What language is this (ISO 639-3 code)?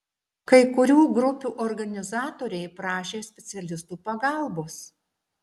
lit